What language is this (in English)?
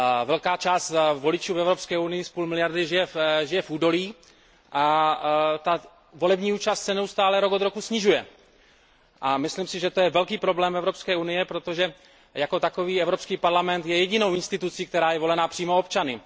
Czech